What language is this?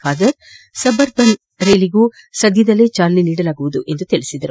Kannada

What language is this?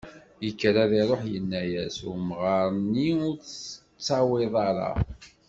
Kabyle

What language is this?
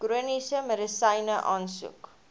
Afrikaans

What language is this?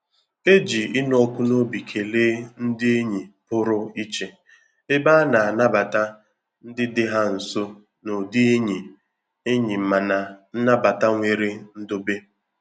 Igbo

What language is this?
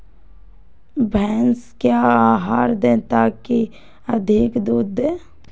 Magahi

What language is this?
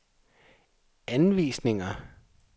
Danish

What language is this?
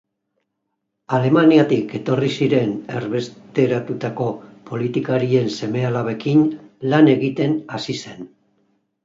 Basque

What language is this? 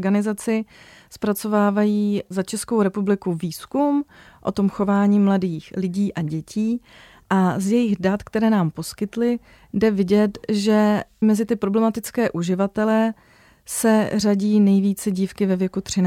Czech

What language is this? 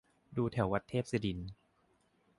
Thai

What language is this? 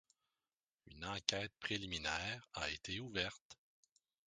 French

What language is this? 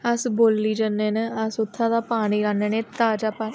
Dogri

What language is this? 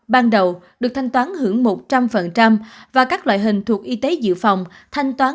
Vietnamese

